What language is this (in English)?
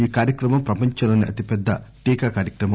Telugu